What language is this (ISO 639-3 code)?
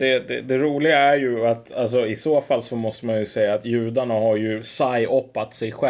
swe